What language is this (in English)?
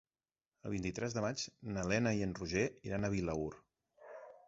Catalan